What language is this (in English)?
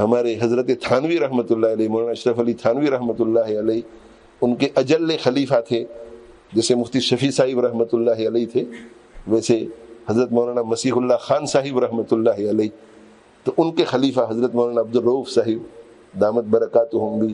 Arabic